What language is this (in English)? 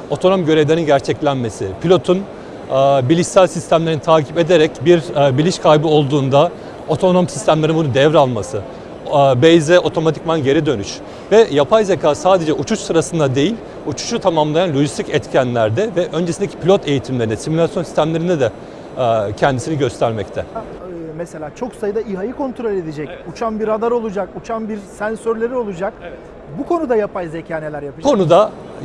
Turkish